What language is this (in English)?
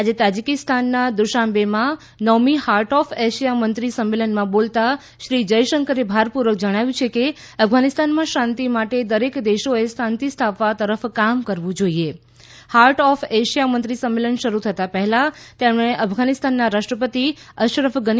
Gujarati